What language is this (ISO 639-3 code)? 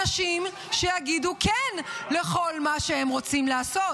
heb